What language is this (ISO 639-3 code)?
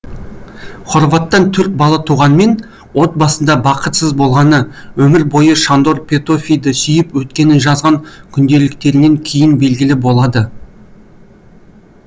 kaz